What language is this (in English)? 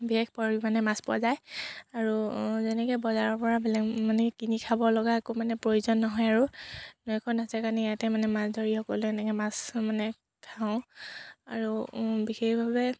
Assamese